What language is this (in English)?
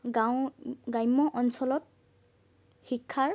Assamese